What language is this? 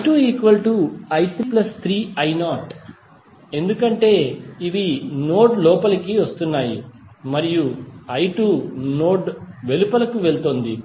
Telugu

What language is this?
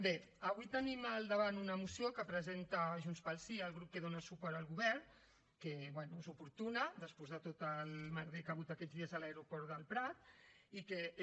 Catalan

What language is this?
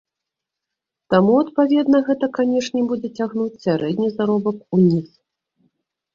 Belarusian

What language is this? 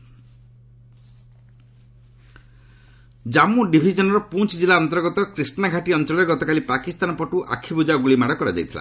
Odia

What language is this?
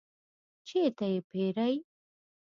Pashto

